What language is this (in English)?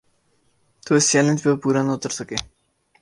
Urdu